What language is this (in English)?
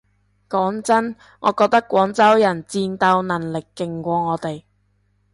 Cantonese